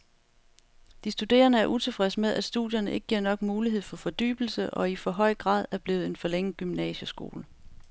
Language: Danish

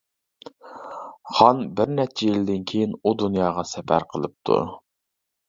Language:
Uyghur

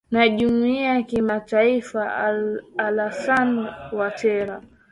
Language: Swahili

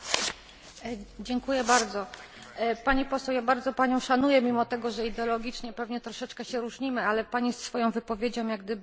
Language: Polish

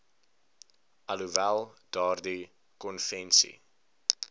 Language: Afrikaans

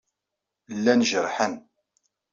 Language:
Kabyle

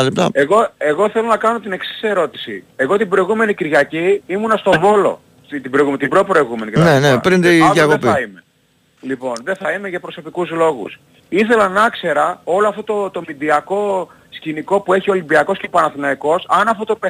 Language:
Greek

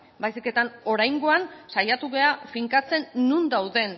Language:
Basque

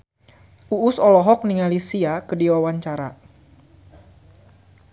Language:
Sundanese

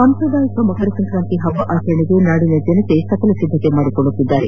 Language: Kannada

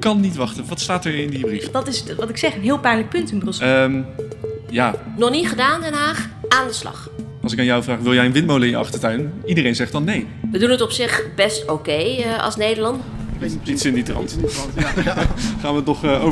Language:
Dutch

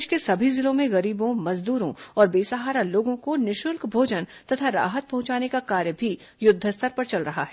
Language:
Hindi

